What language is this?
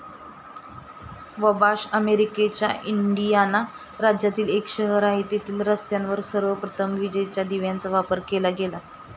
Marathi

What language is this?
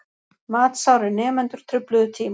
Icelandic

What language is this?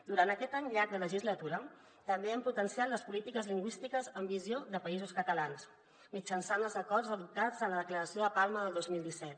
Catalan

